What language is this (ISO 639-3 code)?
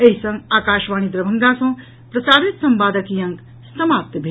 mai